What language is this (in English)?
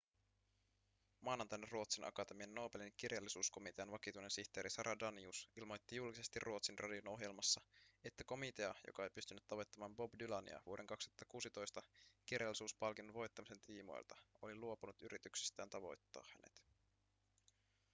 Finnish